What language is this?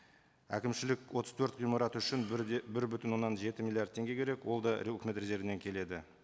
Kazakh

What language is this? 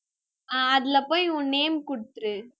Tamil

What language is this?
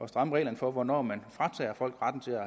Danish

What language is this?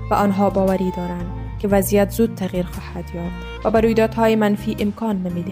Persian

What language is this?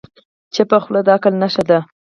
Pashto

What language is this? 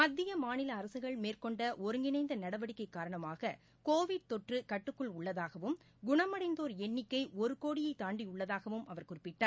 Tamil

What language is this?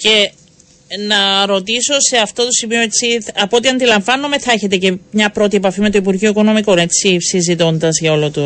Greek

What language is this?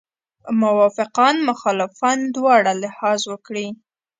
Pashto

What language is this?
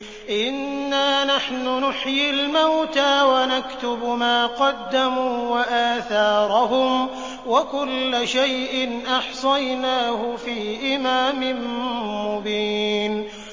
Arabic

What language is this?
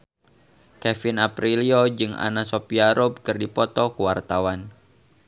Sundanese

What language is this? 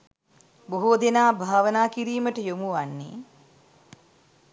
Sinhala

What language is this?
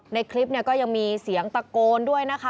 Thai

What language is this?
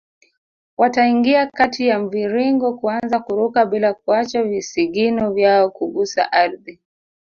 Swahili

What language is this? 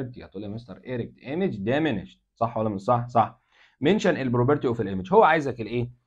Arabic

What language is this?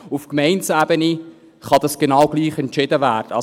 Swiss German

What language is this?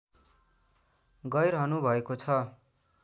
Nepali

